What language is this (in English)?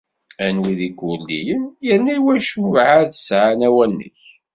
Kabyle